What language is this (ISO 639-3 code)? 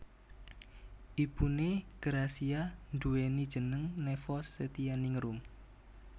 jav